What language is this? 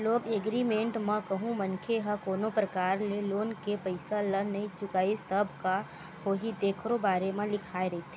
Chhattisgarhi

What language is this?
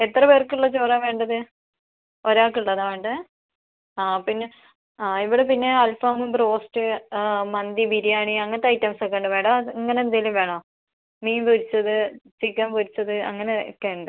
Malayalam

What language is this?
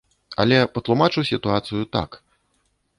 Belarusian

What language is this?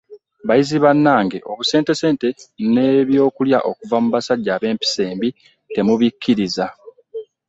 Ganda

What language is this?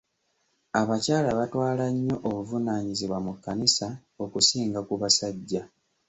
Ganda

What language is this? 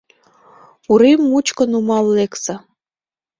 Mari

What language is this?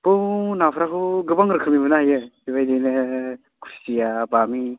Bodo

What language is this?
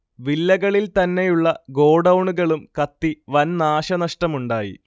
Malayalam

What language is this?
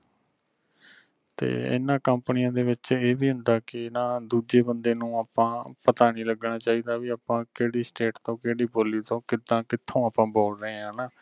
Punjabi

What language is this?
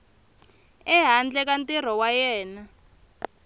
Tsonga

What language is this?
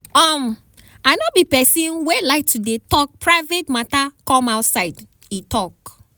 Nigerian Pidgin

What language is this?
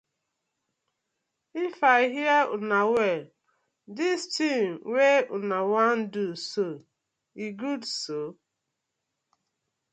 Nigerian Pidgin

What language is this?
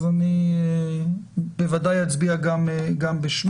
Hebrew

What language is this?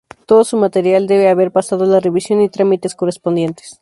Spanish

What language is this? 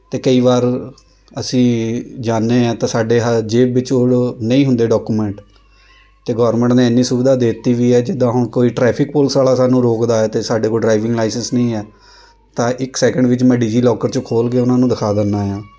Punjabi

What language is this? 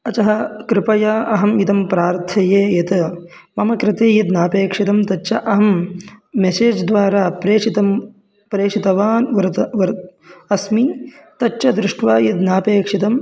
Sanskrit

